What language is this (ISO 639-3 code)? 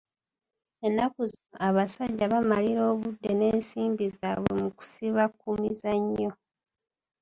lug